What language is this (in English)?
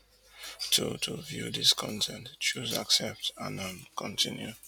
Nigerian Pidgin